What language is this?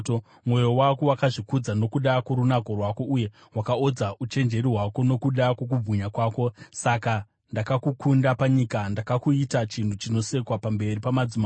Shona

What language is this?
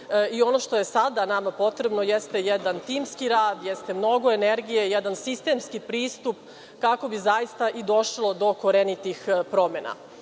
Serbian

